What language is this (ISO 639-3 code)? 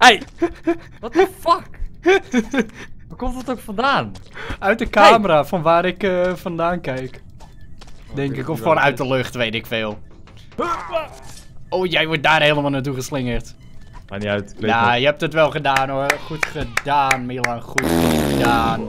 nld